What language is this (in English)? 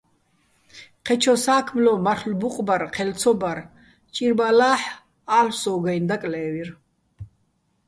Bats